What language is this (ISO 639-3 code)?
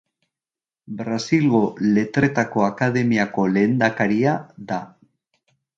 eus